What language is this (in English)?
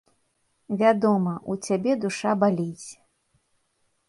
Belarusian